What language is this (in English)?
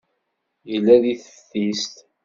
Kabyle